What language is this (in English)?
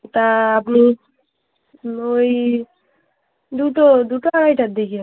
Bangla